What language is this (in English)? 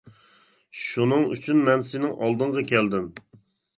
Uyghur